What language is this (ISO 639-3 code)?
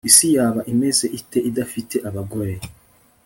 kin